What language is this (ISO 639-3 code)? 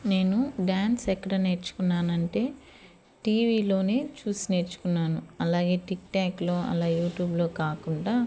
tel